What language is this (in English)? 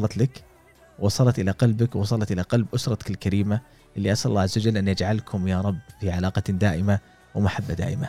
Arabic